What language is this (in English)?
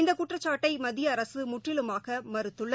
Tamil